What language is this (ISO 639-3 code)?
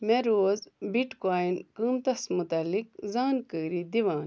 kas